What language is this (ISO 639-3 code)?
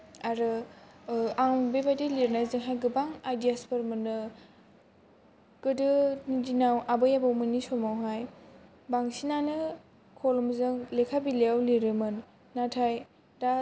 brx